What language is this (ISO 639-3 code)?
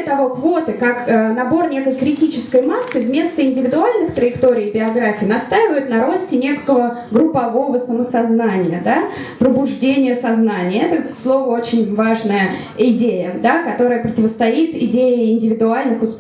rus